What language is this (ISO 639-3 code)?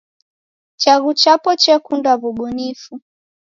dav